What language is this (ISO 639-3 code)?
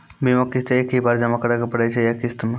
mai